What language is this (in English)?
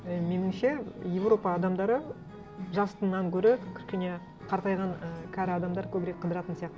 Kazakh